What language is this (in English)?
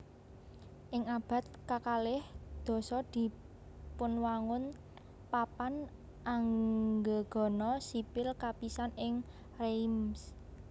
Javanese